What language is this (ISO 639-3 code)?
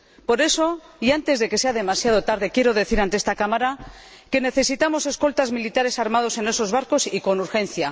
spa